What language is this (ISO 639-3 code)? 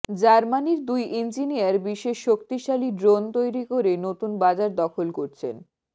ben